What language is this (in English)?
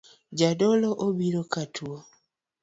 Luo (Kenya and Tanzania)